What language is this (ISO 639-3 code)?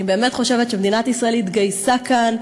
heb